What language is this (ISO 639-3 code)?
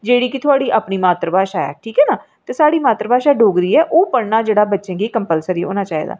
doi